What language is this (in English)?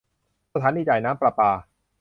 Thai